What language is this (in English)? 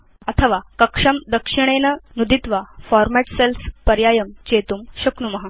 Sanskrit